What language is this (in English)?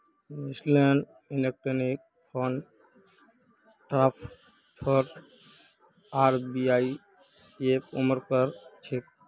Magahi